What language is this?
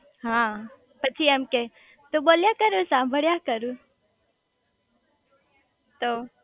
Gujarati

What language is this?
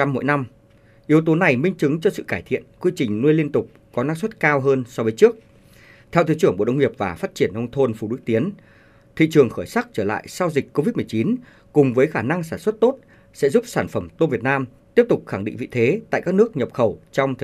Vietnamese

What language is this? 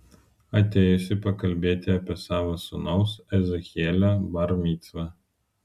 Lithuanian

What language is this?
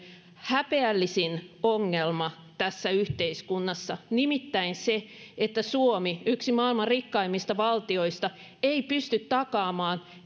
Finnish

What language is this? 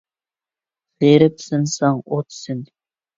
Uyghur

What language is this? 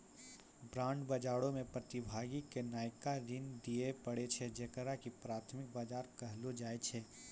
Maithili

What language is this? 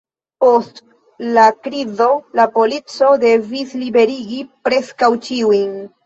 Esperanto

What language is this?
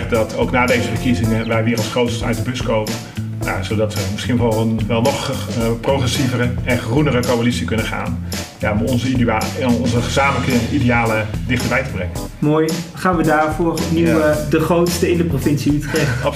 Dutch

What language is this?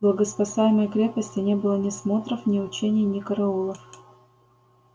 Russian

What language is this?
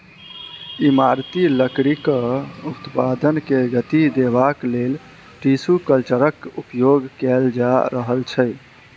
Maithili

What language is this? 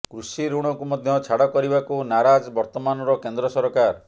Odia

